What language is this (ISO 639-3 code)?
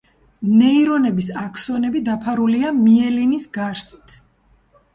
kat